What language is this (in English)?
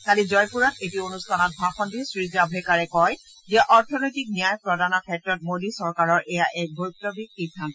Assamese